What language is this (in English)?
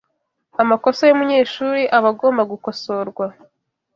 Kinyarwanda